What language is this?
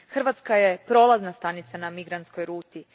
Croatian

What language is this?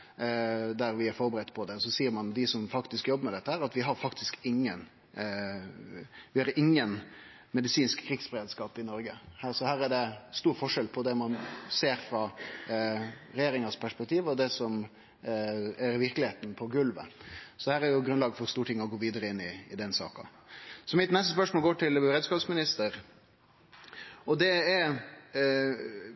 Norwegian Nynorsk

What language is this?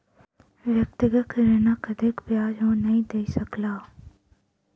Maithili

